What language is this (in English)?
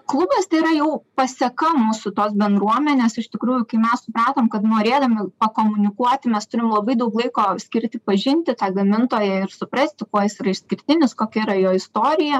Lithuanian